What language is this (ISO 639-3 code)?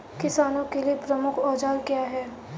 hin